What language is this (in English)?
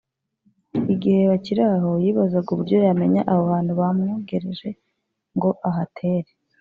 Kinyarwanda